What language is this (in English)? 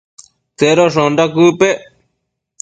Matsés